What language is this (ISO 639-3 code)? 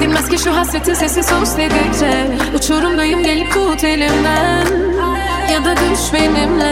tur